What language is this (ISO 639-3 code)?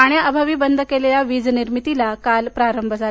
mar